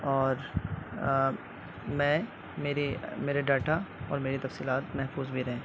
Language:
Urdu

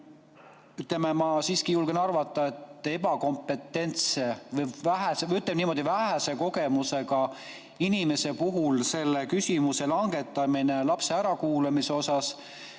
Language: Estonian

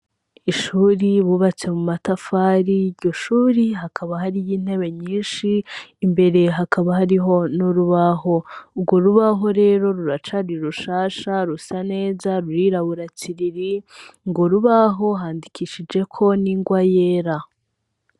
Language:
Rundi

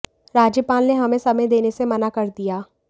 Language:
Hindi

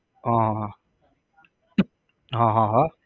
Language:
Gujarati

